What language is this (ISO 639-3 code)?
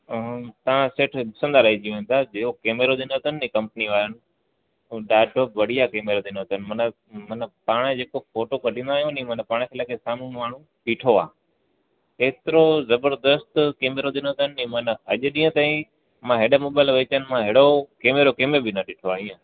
snd